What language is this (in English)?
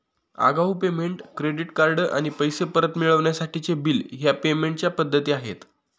Marathi